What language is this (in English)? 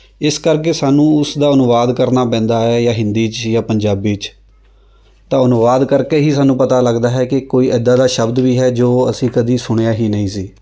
Punjabi